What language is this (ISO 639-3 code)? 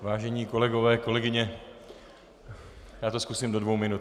ces